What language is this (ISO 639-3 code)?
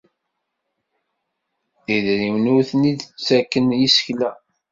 kab